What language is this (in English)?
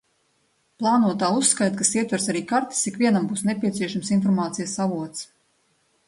Latvian